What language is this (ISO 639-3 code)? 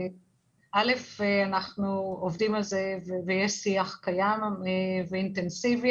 heb